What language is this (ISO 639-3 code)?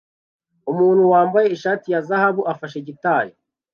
kin